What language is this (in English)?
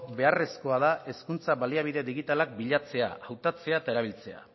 Basque